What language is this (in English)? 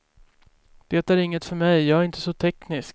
Swedish